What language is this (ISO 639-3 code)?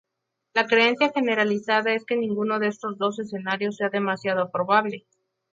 spa